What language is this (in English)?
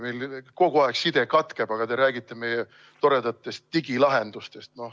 Estonian